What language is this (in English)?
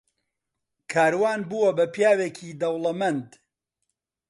Central Kurdish